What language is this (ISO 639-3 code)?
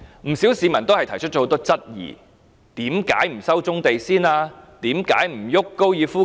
yue